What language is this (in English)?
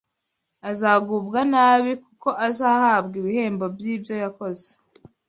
Kinyarwanda